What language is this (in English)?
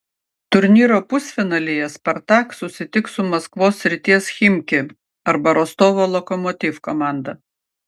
Lithuanian